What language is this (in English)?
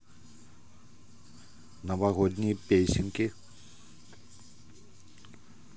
Russian